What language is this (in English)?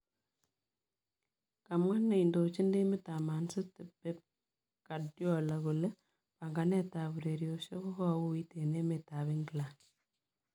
Kalenjin